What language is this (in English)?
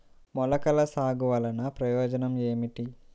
Telugu